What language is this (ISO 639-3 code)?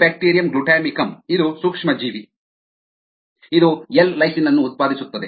kan